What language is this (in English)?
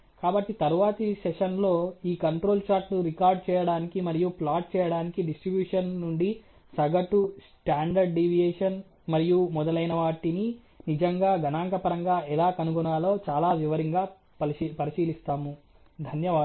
Telugu